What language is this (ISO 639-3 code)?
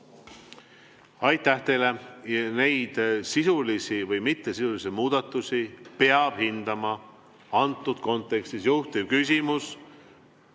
est